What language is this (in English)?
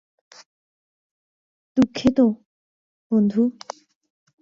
Bangla